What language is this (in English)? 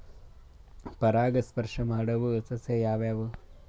Kannada